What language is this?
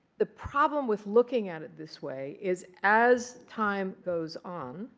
English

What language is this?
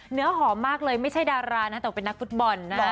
Thai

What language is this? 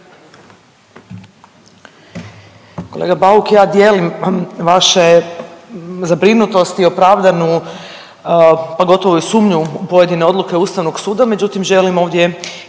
Croatian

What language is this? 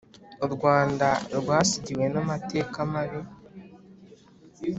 Kinyarwanda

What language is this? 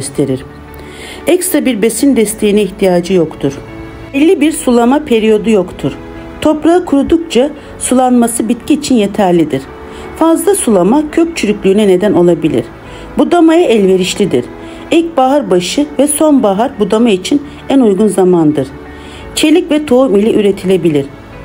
Turkish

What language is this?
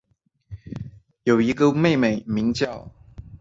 Chinese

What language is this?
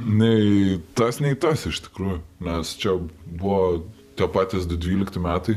Lithuanian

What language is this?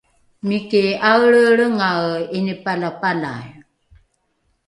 Rukai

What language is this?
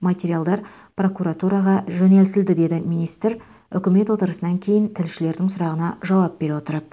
Kazakh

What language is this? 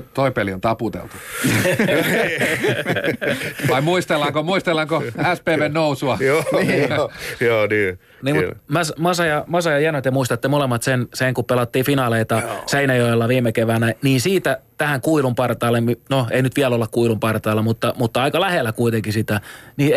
Finnish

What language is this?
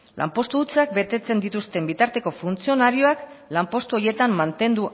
Basque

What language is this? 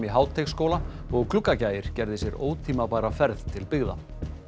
Icelandic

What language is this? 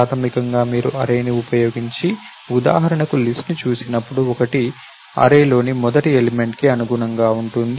Telugu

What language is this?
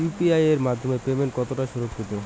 Bangla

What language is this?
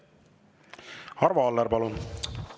Estonian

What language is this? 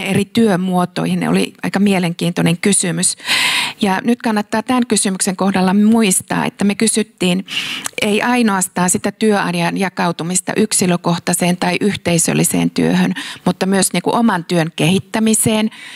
Finnish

